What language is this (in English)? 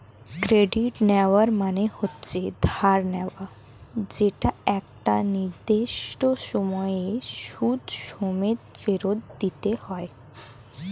Bangla